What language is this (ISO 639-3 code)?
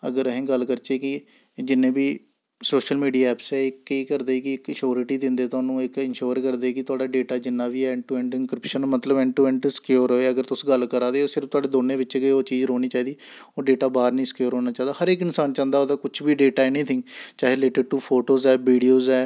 doi